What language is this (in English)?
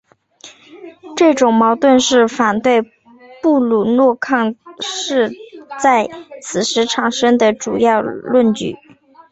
Chinese